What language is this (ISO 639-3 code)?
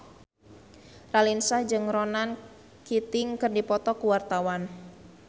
sun